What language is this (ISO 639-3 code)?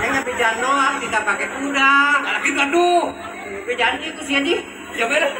ind